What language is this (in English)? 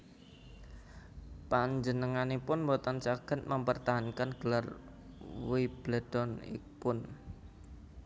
Javanese